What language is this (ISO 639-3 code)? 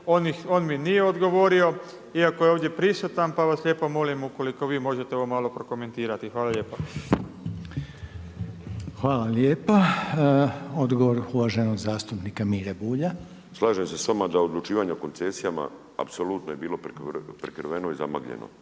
hrv